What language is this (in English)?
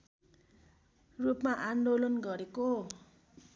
Nepali